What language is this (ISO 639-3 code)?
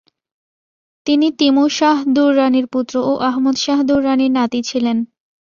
ben